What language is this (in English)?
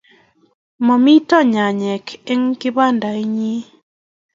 Kalenjin